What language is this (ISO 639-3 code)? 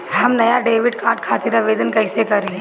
bho